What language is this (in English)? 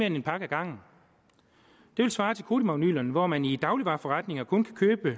Danish